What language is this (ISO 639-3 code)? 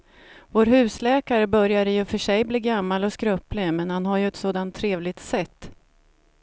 swe